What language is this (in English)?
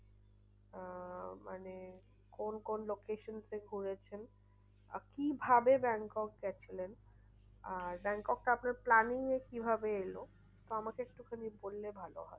Bangla